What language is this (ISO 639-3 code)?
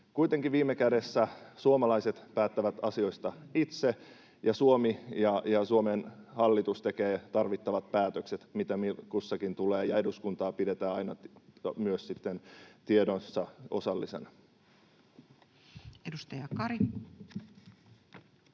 fin